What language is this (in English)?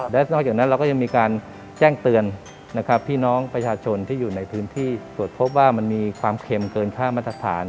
Thai